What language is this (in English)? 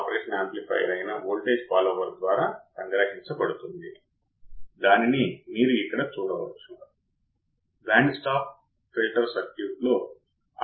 Telugu